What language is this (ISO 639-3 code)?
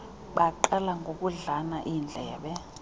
xho